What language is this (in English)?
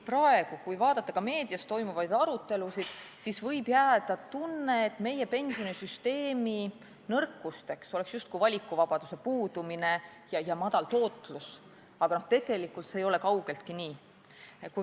Estonian